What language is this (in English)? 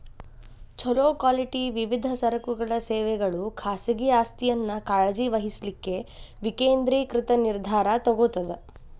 Kannada